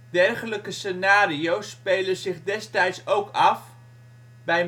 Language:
Dutch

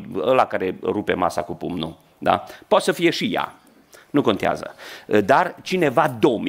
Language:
Romanian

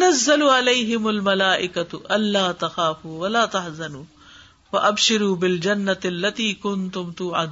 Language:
Urdu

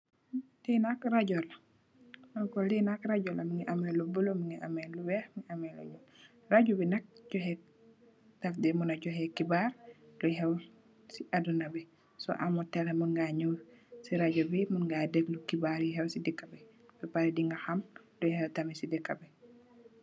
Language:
Wolof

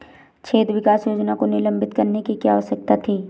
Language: Hindi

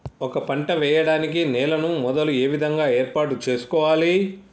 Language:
Telugu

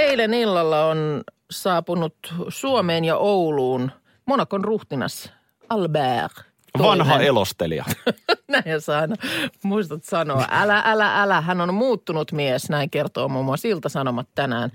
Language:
Finnish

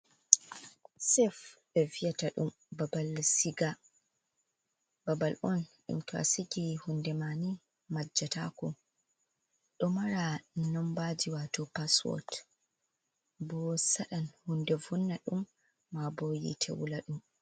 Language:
Fula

